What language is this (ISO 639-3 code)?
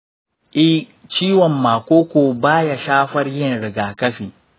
hau